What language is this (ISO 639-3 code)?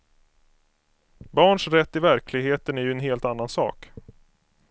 swe